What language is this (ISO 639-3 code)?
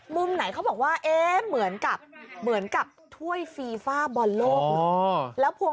tha